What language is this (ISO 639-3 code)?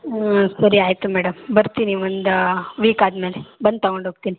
kan